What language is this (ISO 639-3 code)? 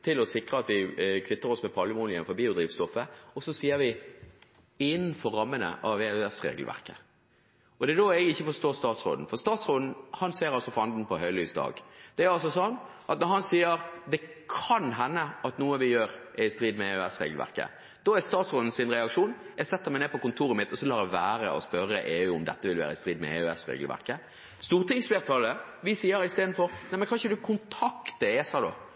nob